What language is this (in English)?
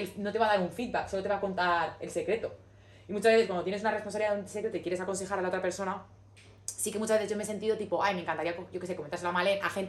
Spanish